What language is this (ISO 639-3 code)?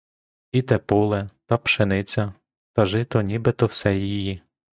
ukr